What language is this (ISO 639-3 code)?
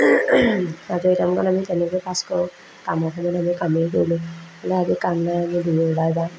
asm